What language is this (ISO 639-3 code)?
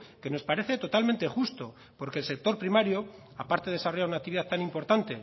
spa